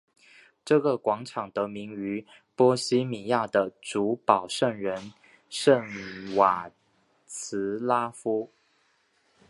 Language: Chinese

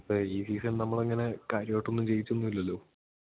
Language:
Malayalam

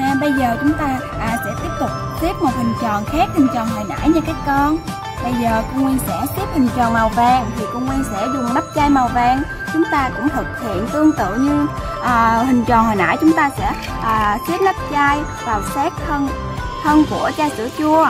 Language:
Vietnamese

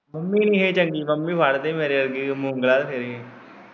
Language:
Punjabi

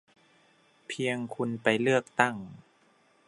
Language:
Thai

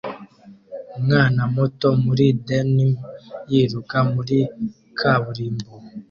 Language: Kinyarwanda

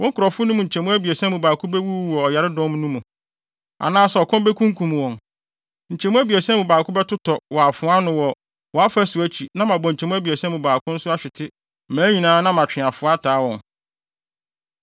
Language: Akan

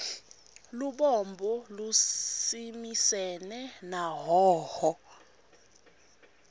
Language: Swati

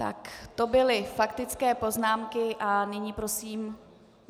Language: Czech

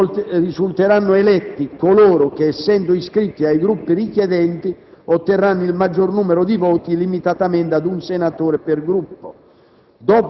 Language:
Italian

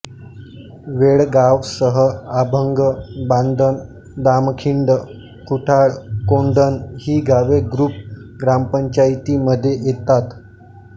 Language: Marathi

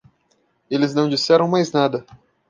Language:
Portuguese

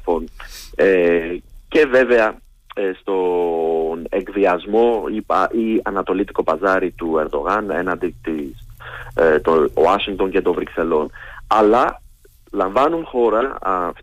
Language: Greek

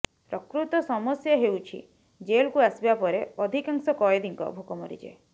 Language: Odia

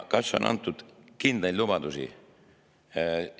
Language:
Estonian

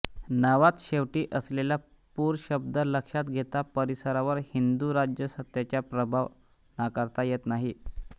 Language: Marathi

